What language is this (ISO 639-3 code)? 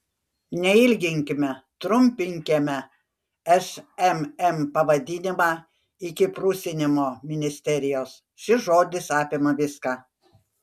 lit